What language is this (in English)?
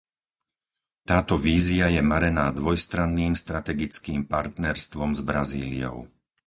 Slovak